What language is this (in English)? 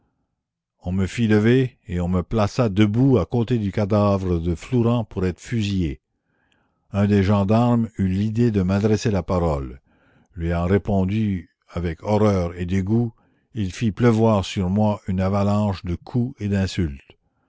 French